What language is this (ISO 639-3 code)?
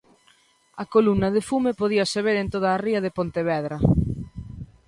glg